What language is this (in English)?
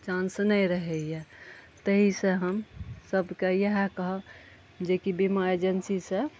Maithili